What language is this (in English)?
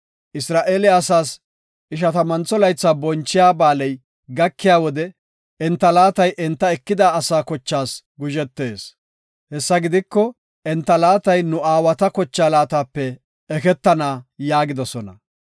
Gofa